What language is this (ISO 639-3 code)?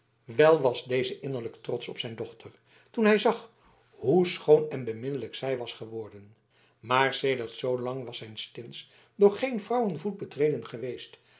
nld